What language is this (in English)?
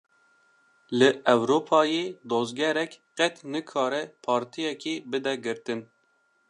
Kurdish